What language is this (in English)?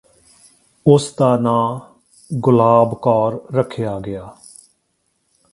Punjabi